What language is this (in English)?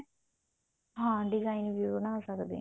Punjabi